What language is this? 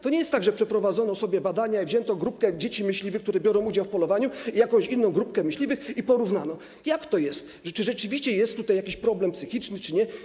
Polish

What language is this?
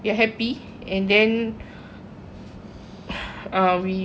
English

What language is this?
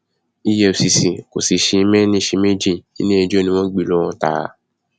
Yoruba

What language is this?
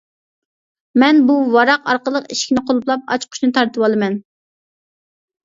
Uyghur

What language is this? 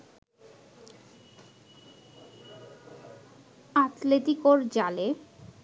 Bangla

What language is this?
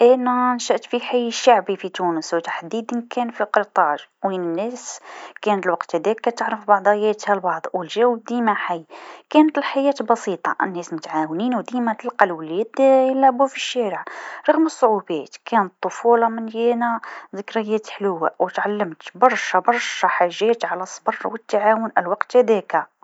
Tunisian Arabic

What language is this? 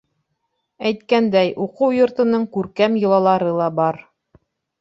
Bashkir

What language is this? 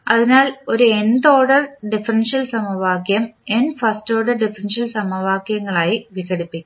Malayalam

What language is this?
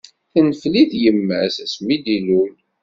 Kabyle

